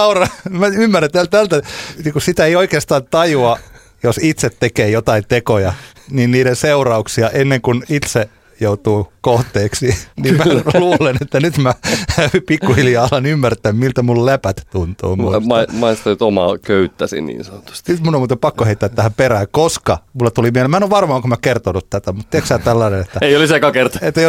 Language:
Finnish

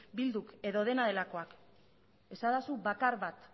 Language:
Basque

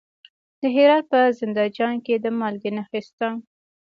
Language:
Pashto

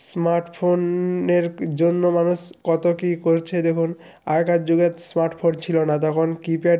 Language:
Bangla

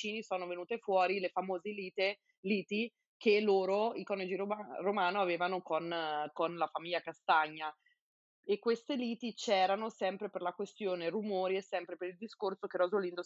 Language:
Italian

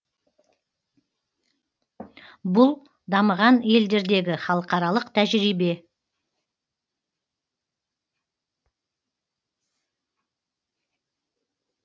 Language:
Kazakh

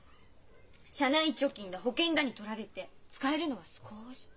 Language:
Japanese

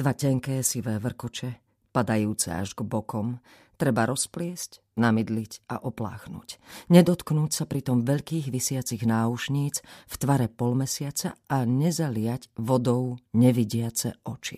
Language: Slovak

